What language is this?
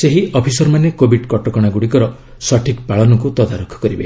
Odia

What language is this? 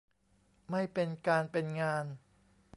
Thai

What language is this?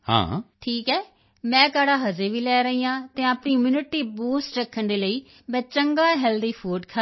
Punjabi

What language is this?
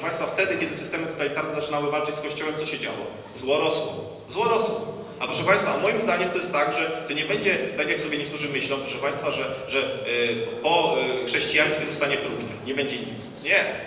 Polish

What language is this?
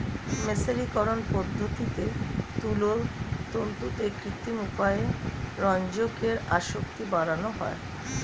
Bangla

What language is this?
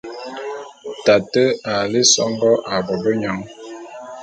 Bulu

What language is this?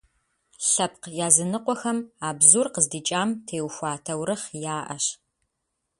Kabardian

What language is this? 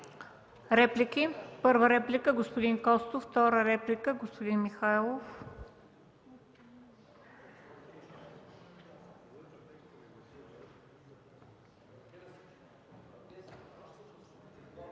Bulgarian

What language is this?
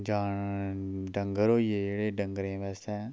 Dogri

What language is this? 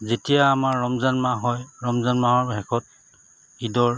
Assamese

